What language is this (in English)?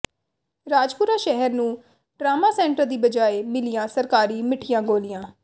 Punjabi